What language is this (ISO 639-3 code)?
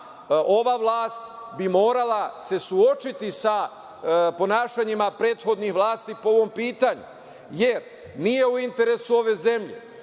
srp